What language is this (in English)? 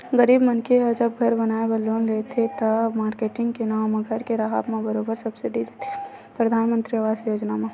Chhattisgarhi